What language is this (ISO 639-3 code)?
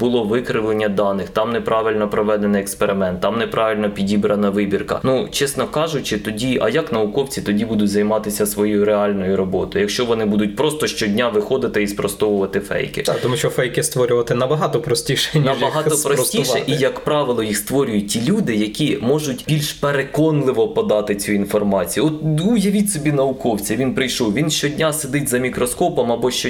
ukr